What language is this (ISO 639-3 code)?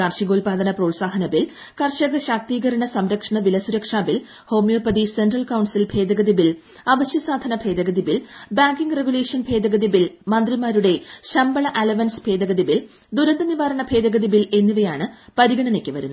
mal